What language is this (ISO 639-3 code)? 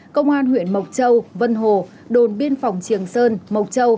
vie